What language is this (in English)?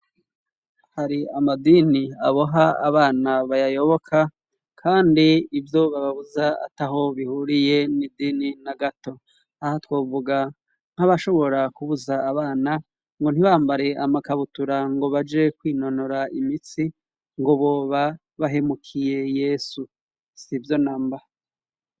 Rundi